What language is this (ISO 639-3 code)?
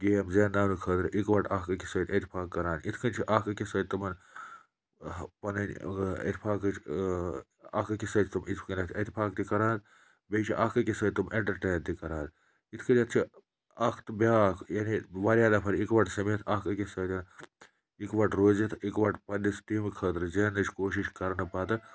kas